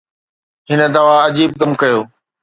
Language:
Sindhi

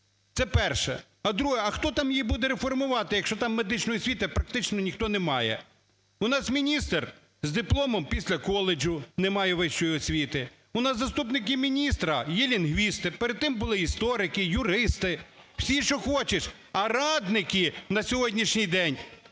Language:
Ukrainian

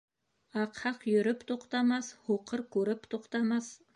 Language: Bashkir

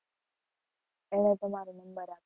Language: Gujarati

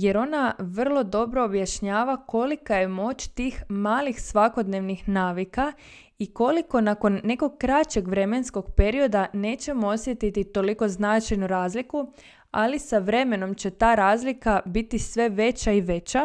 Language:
Croatian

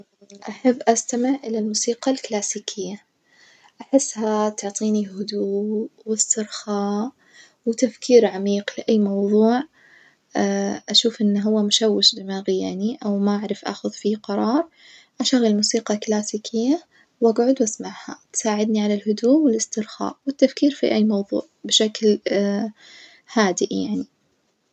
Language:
Najdi Arabic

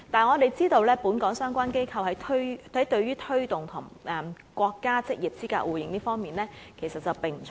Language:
Cantonese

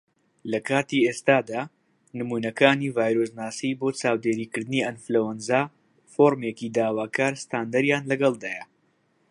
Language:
Central Kurdish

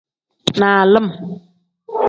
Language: Tem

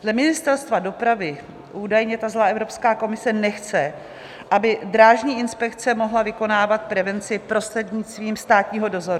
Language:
Czech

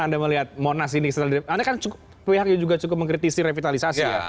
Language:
Indonesian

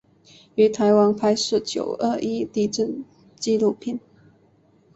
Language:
Chinese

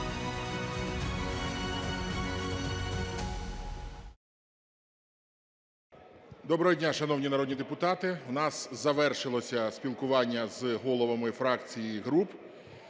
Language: Ukrainian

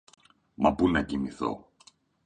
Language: Greek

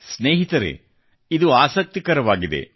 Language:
Kannada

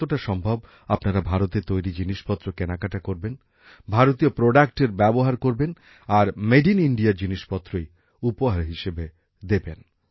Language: Bangla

